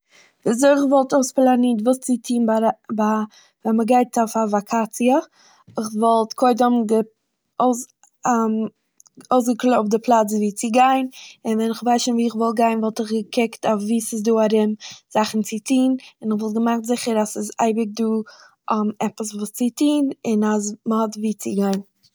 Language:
Yiddish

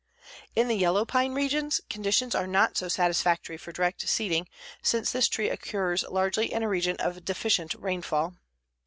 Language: English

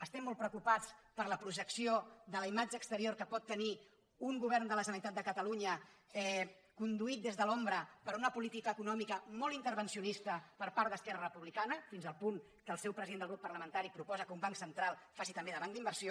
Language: Catalan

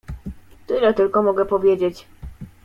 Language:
Polish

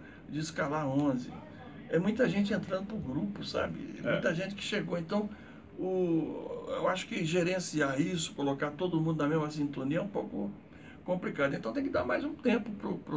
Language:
Portuguese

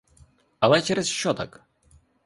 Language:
Ukrainian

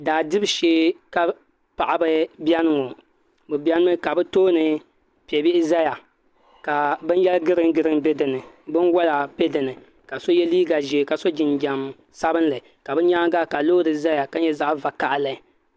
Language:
Dagbani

